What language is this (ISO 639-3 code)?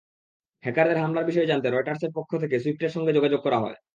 ben